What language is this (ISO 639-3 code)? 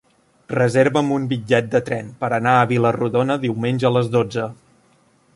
cat